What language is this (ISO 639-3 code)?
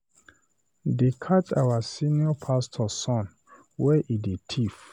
pcm